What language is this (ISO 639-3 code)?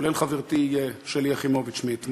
heb